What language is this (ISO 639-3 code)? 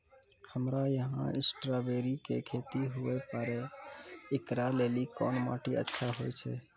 mai